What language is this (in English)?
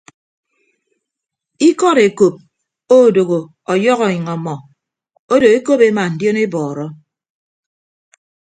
Ibibio